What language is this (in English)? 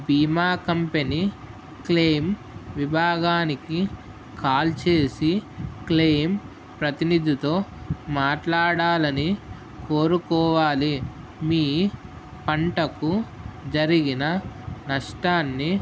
Telugu